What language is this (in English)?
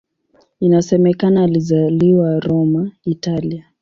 Swahili